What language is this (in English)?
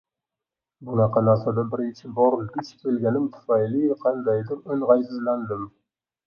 Uzbek